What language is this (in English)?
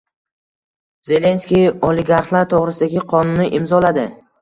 Uzbek